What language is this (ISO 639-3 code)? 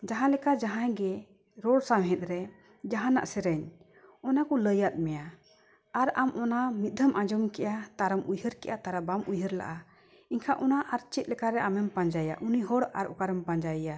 sat